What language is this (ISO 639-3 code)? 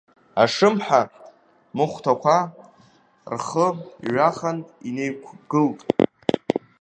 abk